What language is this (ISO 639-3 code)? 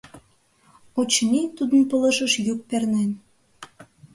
chm